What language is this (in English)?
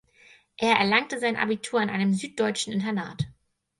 German